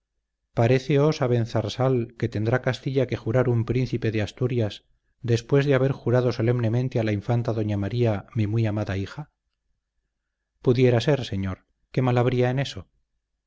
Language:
Spanish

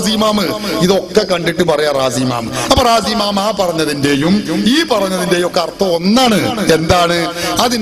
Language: Arabic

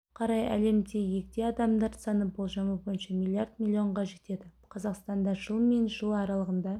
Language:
Kazakh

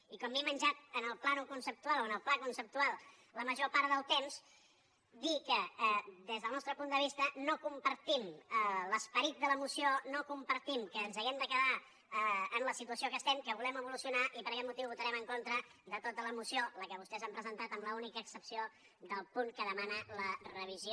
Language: Catalan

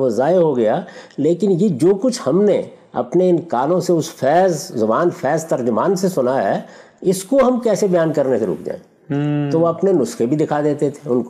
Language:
Urdu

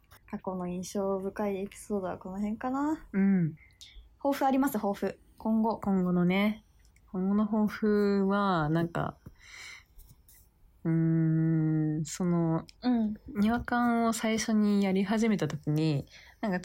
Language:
Japanese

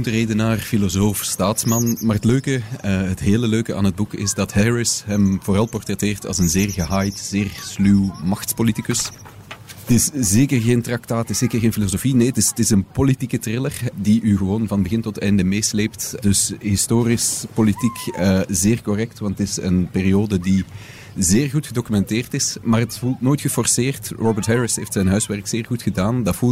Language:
Dutch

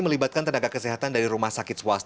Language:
Indonesian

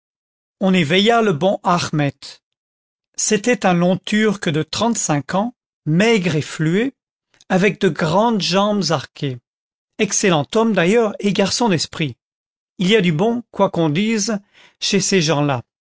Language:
French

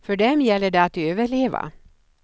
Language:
Swedish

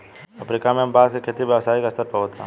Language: Bhojpuri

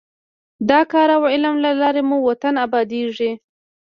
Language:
Pashto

